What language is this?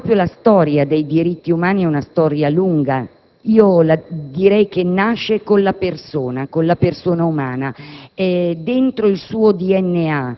Italian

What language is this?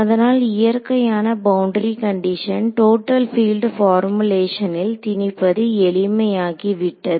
Tamil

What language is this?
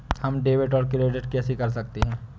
Hindi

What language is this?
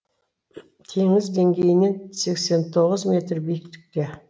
Kazakh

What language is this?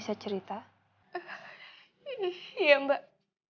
Indonesian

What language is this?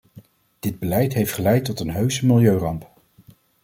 Dutch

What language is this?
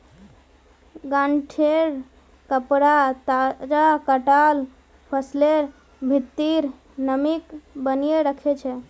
Magahi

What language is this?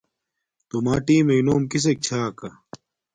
Domaaki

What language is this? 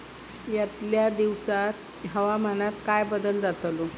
Marathi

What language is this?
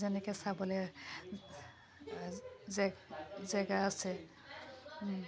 Assamese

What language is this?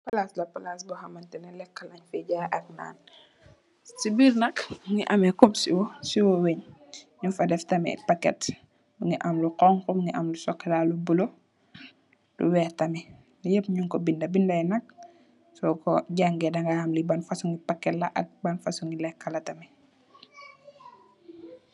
Wolof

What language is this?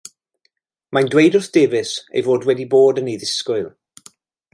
Welsh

